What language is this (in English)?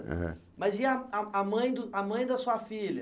Portuguese